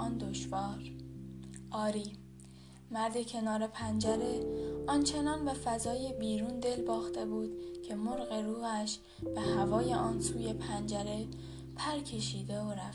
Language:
Persian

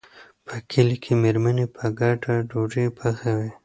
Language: Pashto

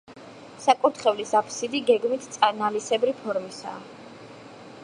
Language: Georgian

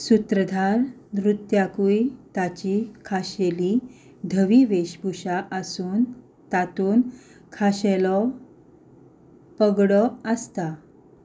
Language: Konkani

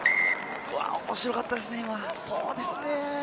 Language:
Japanese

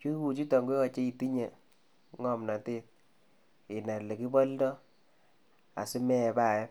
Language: Kalenjin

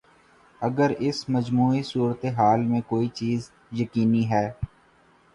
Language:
Urdu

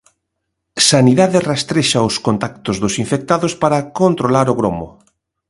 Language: Galician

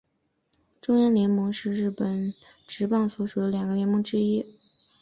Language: Chinese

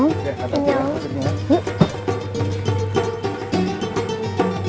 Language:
Indonesian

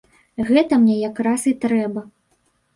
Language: Belarusian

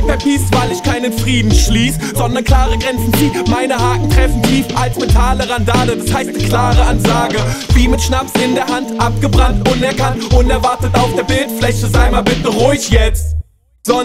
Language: German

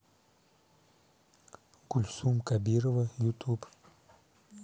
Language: Russian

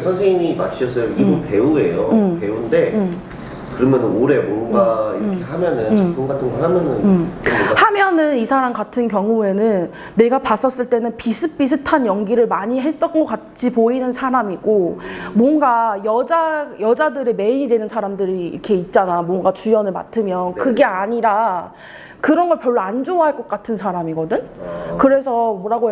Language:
Korean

